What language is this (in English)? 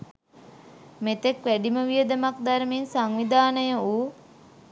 Sinhala